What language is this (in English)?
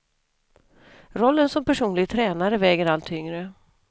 Swedish